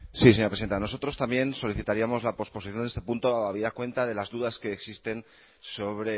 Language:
Spanish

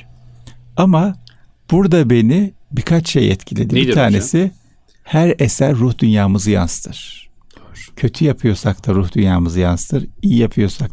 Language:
Turkish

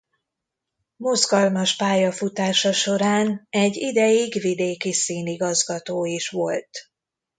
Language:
Hungarian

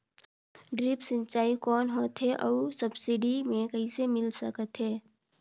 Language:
Chhattisgarhi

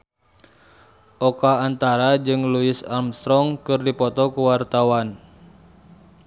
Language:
Sundanese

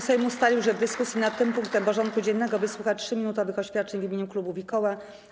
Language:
Polish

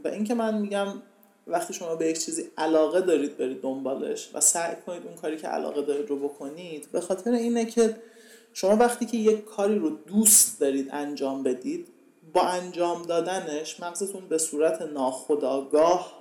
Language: Persian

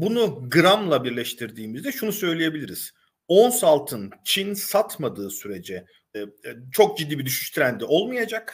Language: Turkish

